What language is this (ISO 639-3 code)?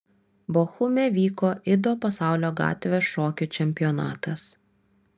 lit